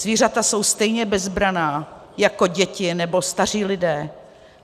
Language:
Czech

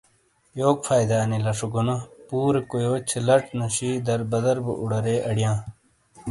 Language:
Shina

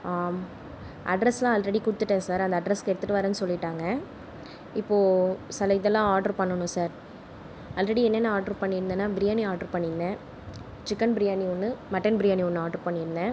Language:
Tamil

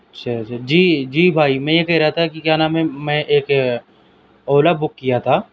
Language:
Urdu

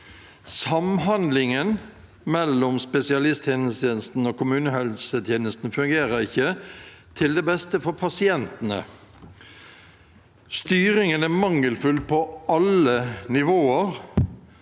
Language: Norwegian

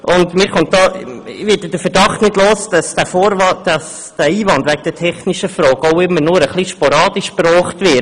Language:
Swiss German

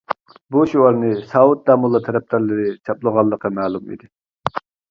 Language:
Uyghur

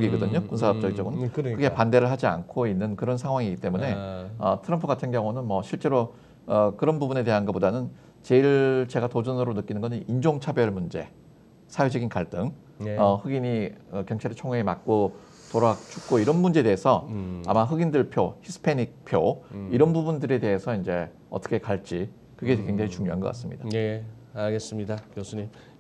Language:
Korean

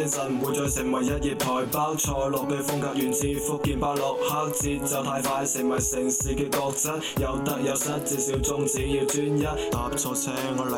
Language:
Chinese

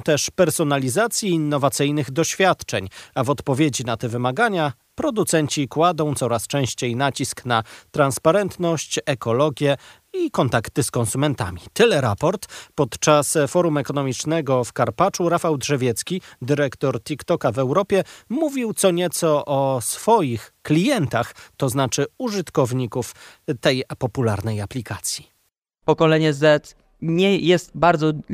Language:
Polish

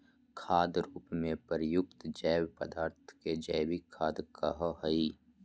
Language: Magahi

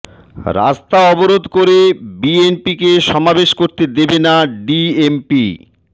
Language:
Bangla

